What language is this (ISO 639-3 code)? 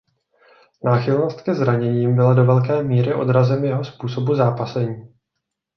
ces